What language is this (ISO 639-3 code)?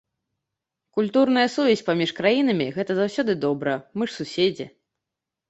bel